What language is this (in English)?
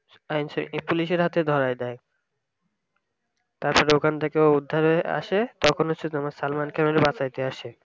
Bangla